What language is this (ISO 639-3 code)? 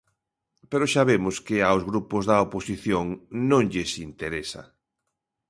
glg